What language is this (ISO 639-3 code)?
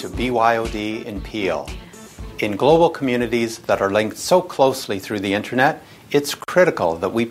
hun